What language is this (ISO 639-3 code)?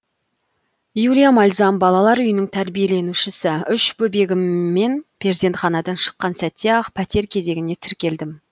kaz